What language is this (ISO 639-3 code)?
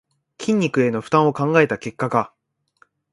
jpn